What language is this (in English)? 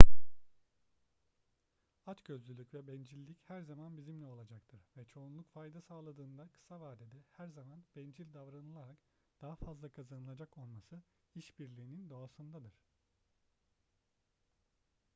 Turkish